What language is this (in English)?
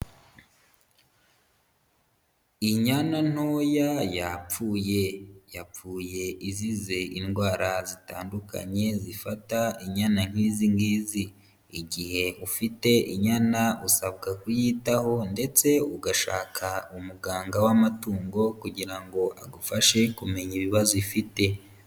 Kinyarwanda